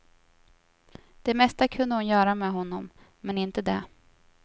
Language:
Swedish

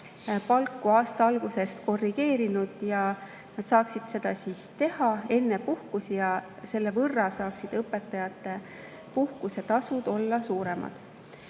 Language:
Estonian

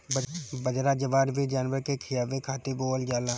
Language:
Bhojpuri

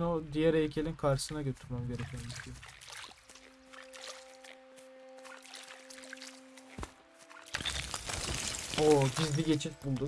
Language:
Turkish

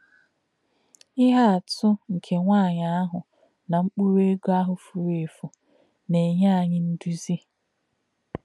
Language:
Igbo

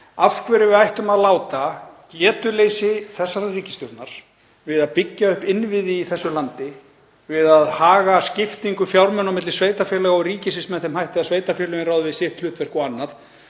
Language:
Icelandic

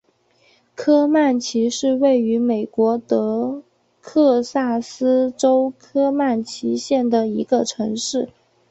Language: Chinese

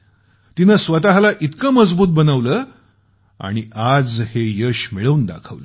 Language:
Marathi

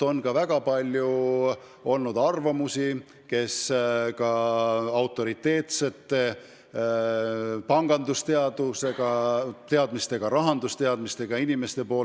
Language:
Estonian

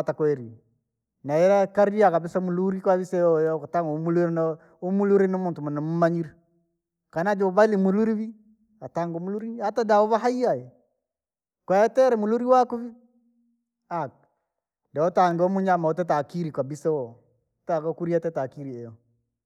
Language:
Langi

